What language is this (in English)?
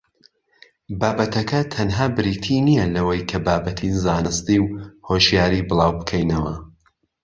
Central Kurdish